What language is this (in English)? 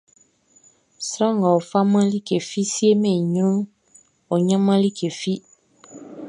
Baoulé